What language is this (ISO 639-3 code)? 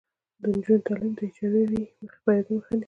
pus